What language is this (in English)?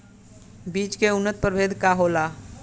Bhojpuri